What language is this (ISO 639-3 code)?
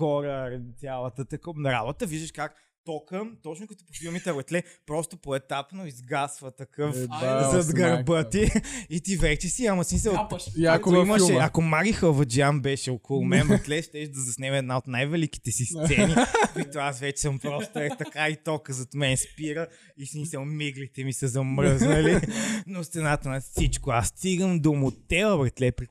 bul